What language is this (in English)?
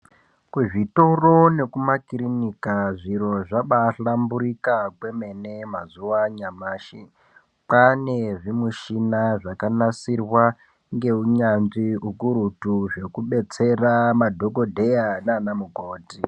Ndau